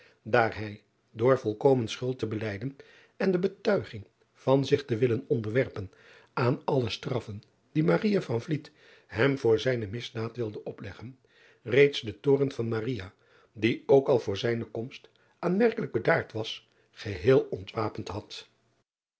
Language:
Dutch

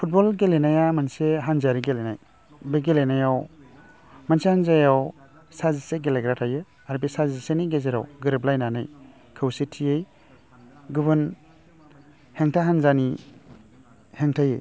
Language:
Bodo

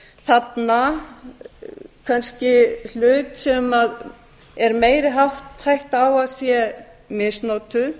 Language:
Icelandic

